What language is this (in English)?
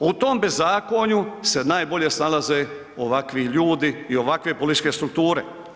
Croatian